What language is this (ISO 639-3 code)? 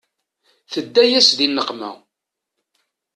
kab